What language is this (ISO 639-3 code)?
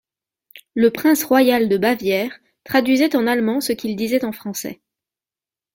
fra